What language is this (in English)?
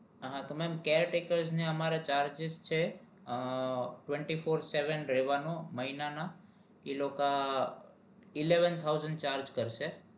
Gujarati